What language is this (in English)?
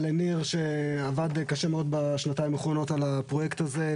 Hebrew